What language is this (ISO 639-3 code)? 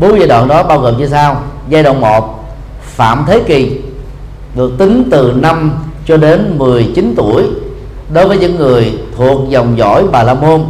vie